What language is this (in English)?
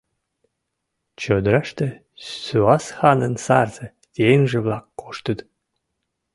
Mari